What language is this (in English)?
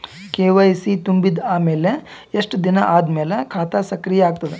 Kannada